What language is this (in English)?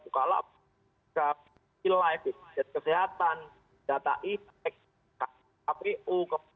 Indonesian